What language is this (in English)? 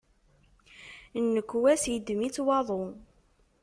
Kabyle